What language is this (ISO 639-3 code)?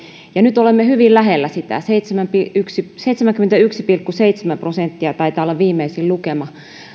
fin